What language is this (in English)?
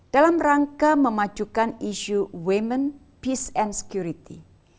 Indonesian